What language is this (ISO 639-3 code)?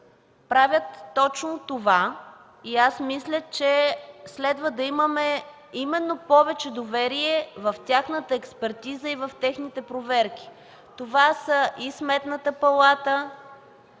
bul